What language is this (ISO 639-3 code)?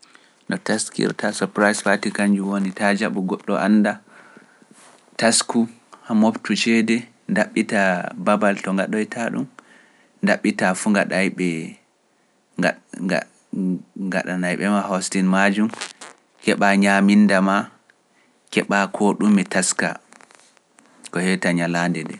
fuf